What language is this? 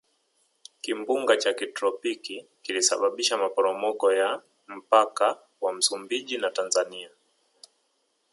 Swahili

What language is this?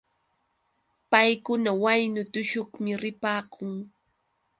Yauyos Quechua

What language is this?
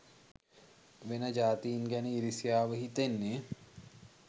Sinhala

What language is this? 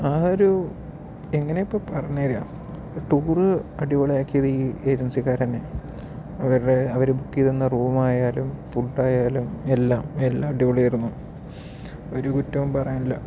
Malayalam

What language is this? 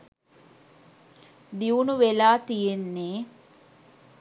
Sinhala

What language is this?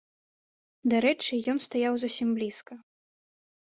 Belarusian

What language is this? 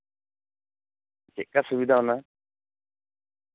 Santali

